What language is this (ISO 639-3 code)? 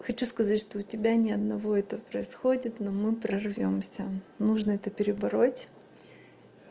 rus